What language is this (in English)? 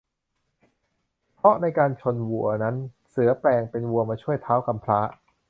Thai